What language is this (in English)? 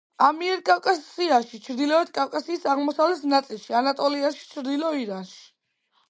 Georgian